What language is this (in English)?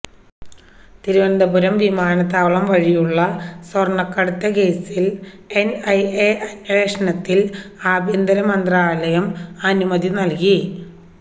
Malayalam